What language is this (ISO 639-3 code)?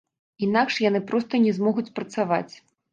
bel